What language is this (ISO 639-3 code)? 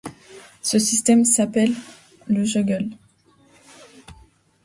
fra